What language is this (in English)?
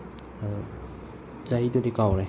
Manipuri